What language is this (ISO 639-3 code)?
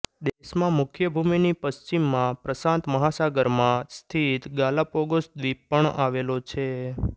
guj